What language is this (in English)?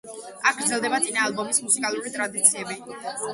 Georgian